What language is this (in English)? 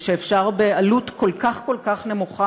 Hebrew